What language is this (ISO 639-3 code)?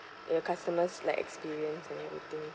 eng